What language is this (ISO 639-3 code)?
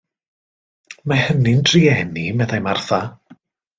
cym